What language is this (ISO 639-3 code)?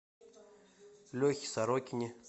rus